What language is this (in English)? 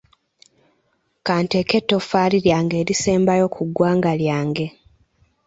Ganda